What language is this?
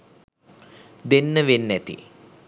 Sinhala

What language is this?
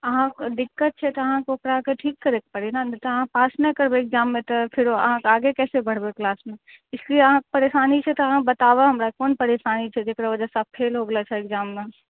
Maithili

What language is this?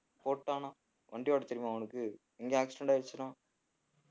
Tamil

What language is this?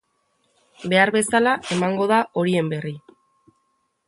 Basque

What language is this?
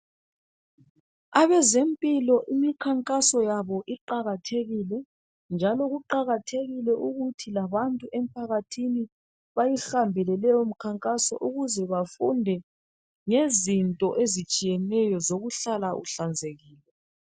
North Ndebele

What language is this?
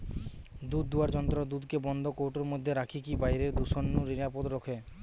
Bangla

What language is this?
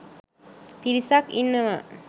Sinhala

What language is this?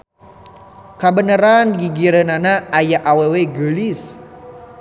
Sundanese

